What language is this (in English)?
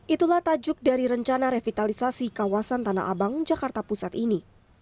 Indonesian